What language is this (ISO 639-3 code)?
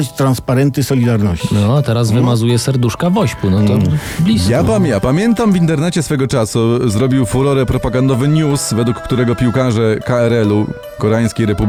pol